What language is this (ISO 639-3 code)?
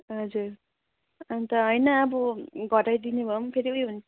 nep